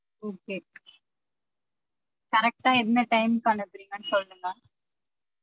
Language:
Tamil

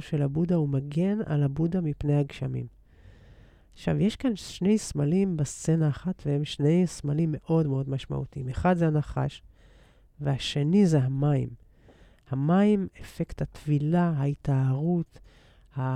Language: Hebrew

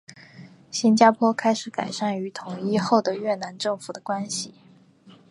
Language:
Chinese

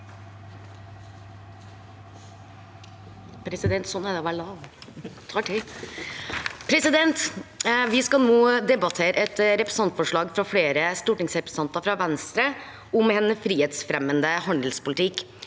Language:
Norwegian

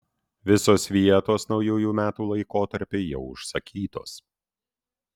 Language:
Lithuanian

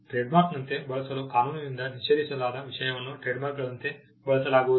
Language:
Kannada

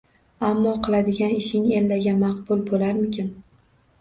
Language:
Uzbek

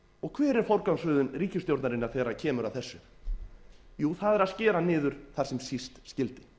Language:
Icelandic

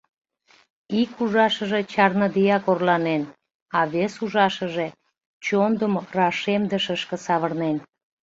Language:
Mari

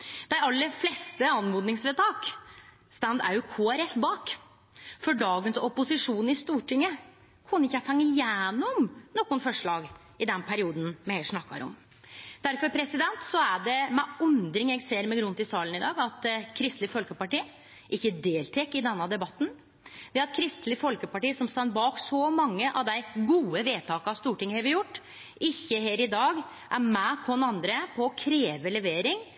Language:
Norwegian Nynorsk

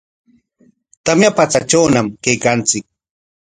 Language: Corongo Ancash Quechua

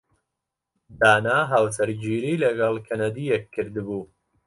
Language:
Central Kurdish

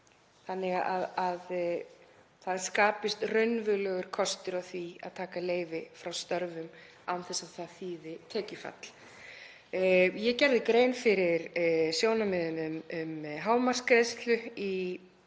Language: Icelandic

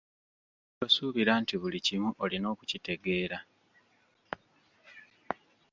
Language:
Ganda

